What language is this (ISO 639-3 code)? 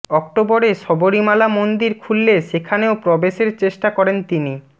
ben